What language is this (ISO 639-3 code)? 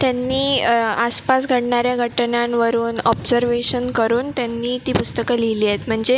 mar